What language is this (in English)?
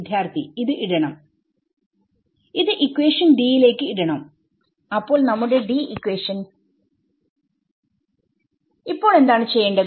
Malayalam